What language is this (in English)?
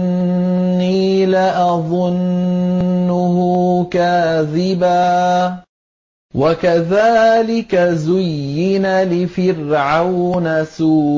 Arabic